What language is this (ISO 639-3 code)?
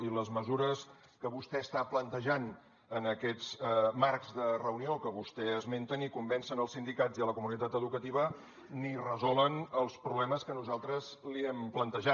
cat